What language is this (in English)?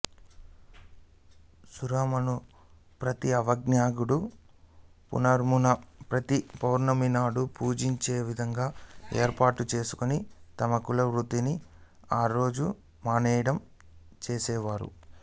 Telugu